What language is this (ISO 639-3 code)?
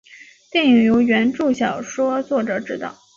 zho